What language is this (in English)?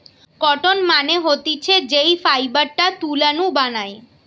Bangla